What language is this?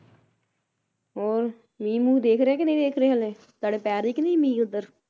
Punjabi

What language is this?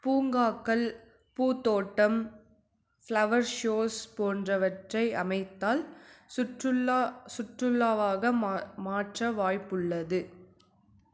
Tamil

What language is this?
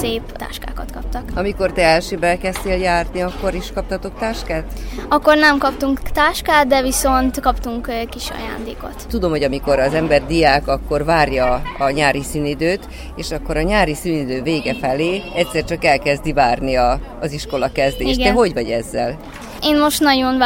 Hungarian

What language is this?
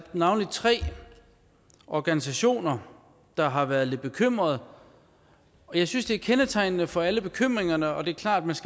Danish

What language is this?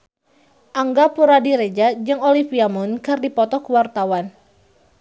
Sundanese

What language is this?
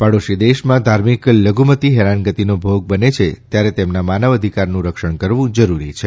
Gujarati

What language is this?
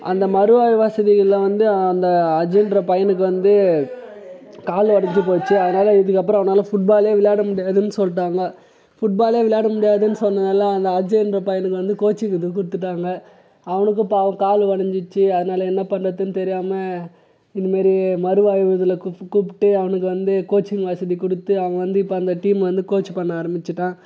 Tamil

